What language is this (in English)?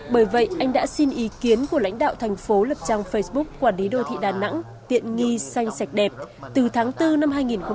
Vietnamese